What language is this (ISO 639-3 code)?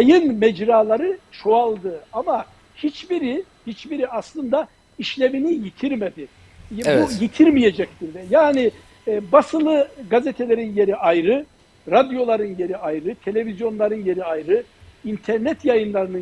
tur